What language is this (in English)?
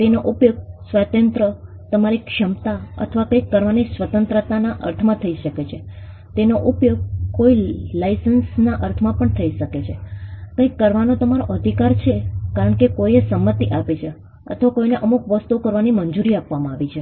Gujarati